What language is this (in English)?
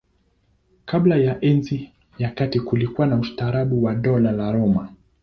Swahili